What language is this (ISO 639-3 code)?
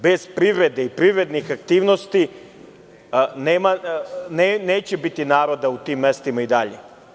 srp